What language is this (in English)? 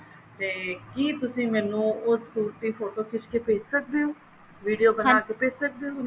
Punjabi